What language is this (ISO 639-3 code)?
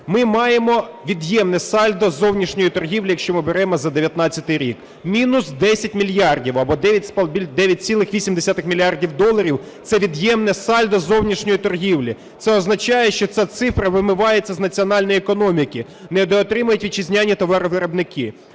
ukr